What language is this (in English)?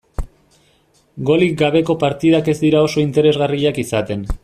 Basque